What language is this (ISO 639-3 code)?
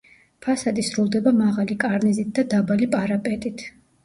kat